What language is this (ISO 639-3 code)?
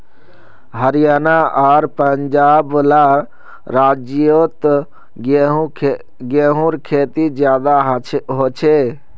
mag